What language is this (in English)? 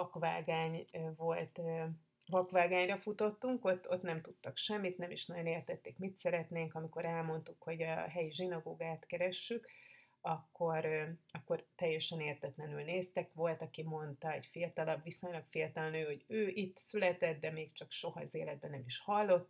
Hungarian